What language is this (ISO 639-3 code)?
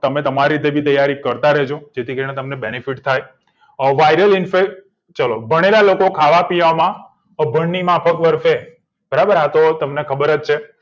guj